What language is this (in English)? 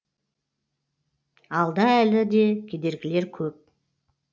Kazakh